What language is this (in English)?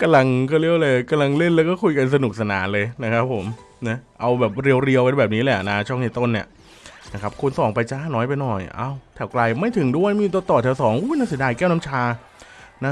Thai